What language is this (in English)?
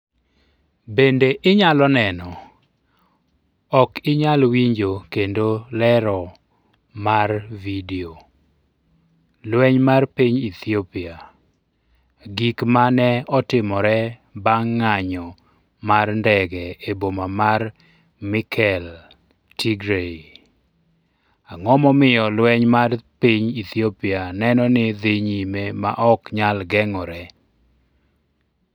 Luo (Kenya and Tanzania)